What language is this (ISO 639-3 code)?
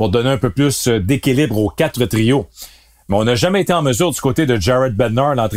fra